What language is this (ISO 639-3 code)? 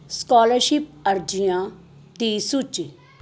pan